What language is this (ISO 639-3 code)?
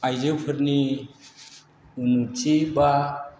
brx